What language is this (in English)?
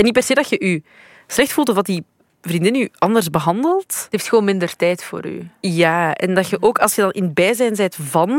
Dutch